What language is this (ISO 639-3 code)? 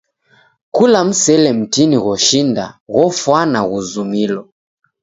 dav